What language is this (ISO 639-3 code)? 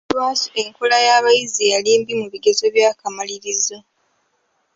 lug